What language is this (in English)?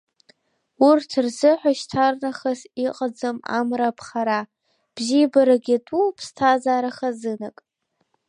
Abkhazian